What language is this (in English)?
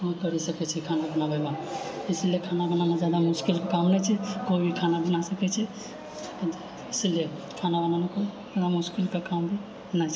Maithili